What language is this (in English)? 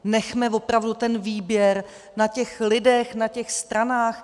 Czech